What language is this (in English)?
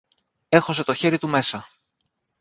Greek